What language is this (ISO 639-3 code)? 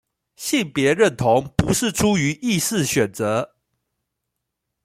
zho